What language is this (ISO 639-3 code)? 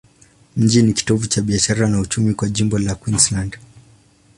swa